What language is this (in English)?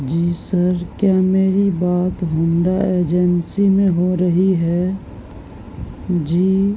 Urdu